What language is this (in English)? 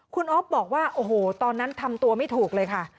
Thai